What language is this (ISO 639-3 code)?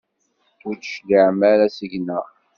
kab